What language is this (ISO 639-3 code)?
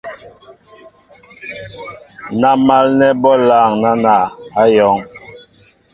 mbo